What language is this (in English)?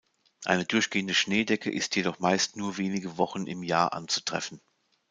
German